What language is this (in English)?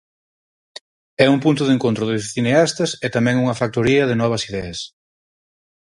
Galician